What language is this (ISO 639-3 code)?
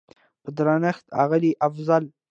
pus